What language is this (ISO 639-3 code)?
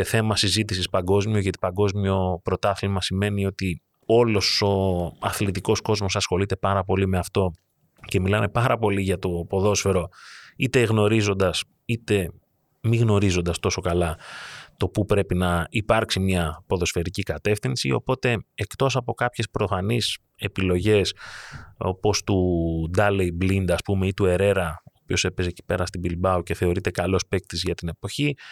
ell